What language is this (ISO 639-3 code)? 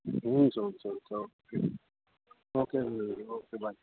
nep